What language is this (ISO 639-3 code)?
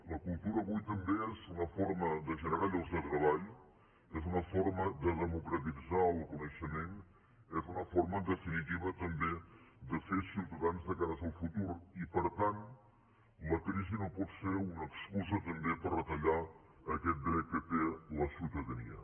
cat